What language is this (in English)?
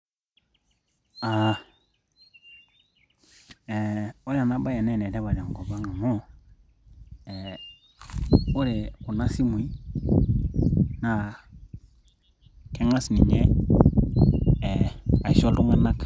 Masai